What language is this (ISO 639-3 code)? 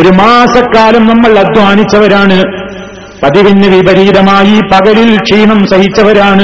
mal